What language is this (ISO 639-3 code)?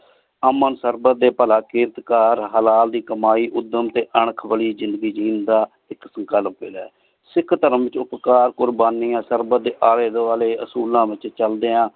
pan